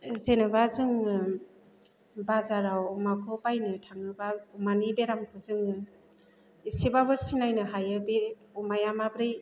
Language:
Bodo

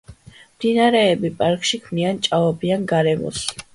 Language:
Georgian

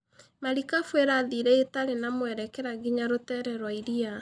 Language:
Kikuyu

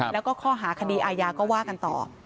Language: Thai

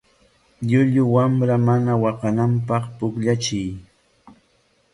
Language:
Corongo Ancash Quechua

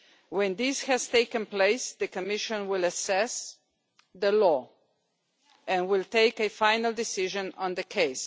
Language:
English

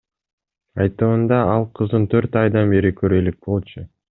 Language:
Kyrgyz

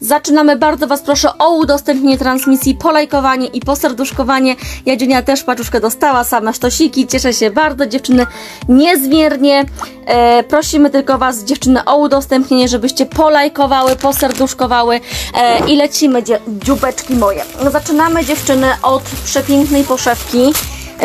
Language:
Polish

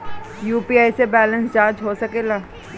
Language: Bhojpuri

